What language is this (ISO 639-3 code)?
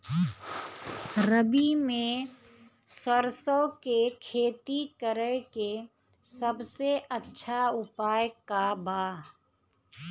bho